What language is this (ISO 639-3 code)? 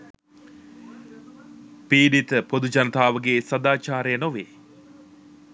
sin